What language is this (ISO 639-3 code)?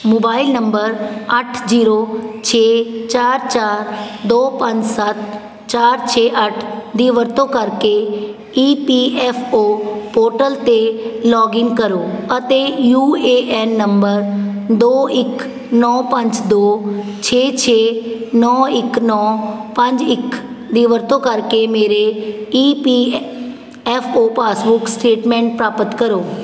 pan